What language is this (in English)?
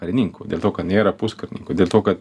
Lithuanian